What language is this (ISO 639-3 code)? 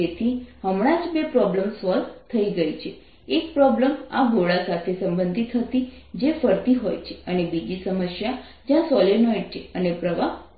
guj